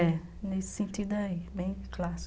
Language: Portuguese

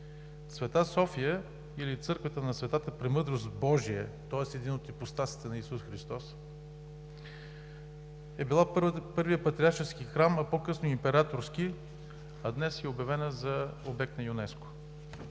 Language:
Bulgarian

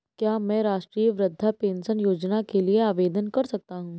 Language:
Hindi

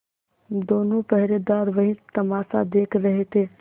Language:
Hindi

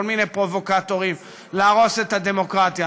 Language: Hebrew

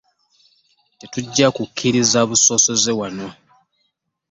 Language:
Ganda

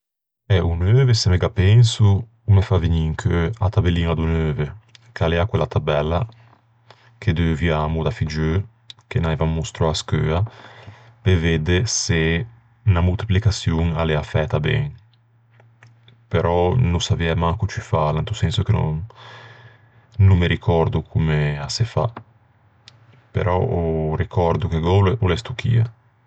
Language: Ligurian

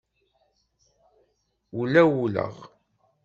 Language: Kabyle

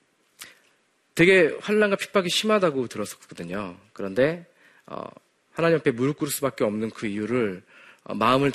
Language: Korean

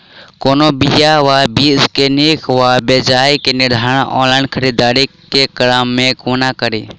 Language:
Maithili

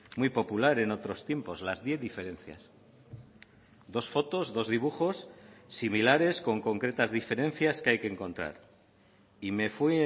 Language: Spanish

